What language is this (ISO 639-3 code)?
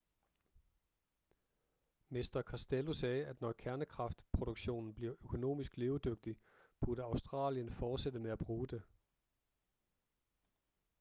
dan